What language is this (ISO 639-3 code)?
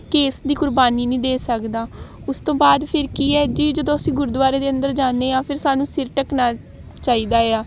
pan